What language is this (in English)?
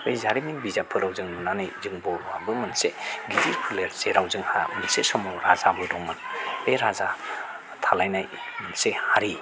Bodo